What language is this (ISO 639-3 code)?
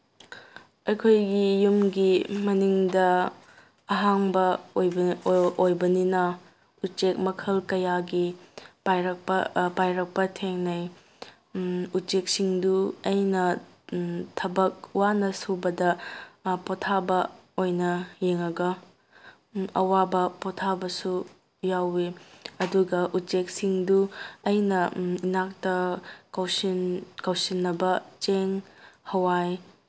mni